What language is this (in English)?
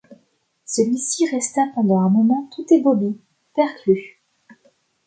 French